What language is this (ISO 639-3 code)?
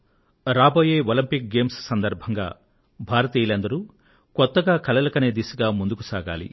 tel